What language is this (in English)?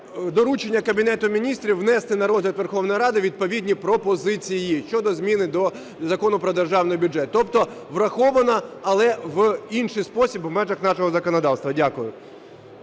Ukrainian